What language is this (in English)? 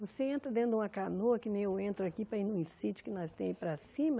Portuguese